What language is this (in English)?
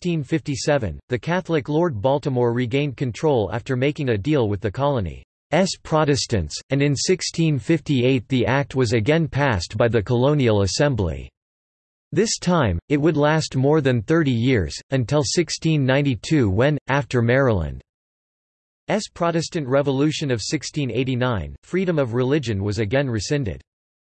English